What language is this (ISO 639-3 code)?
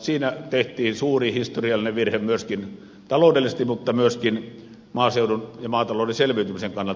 fin